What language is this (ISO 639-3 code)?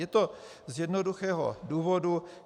ces